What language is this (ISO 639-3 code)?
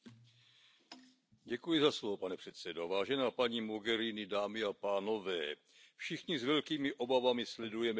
ces